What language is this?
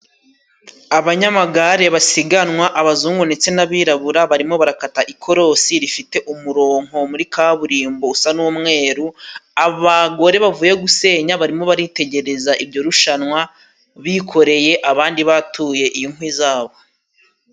Kinyarwanda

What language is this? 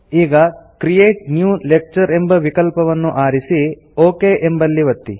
Kannada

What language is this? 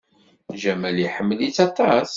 Kabyle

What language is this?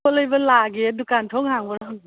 Manipuri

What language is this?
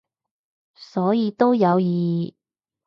Cantonese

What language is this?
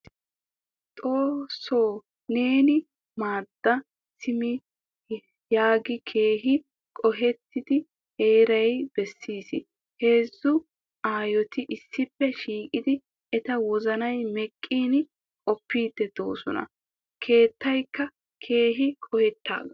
Wolaytta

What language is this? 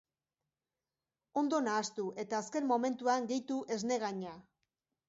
Basque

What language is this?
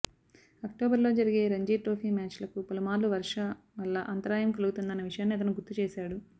Telugu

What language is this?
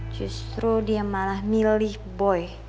Indonesian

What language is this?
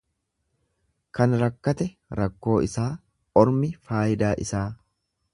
Oromo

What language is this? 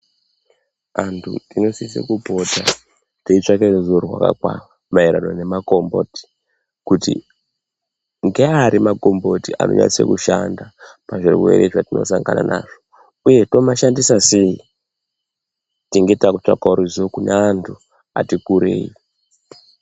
Ndau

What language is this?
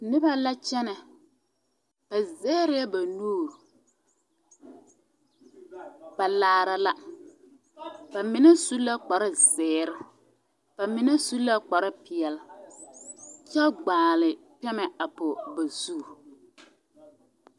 Southern Dagaare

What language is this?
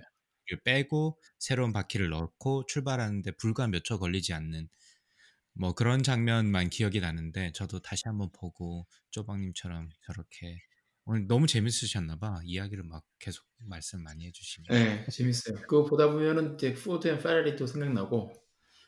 Korean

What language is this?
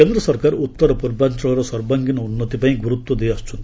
Odia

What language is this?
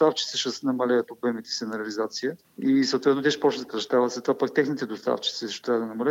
Bulgarian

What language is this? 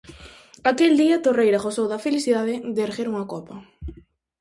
Galician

